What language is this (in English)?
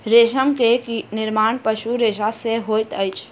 Maithili